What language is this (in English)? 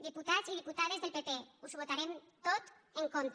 Catalan